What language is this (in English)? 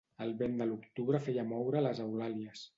Catalan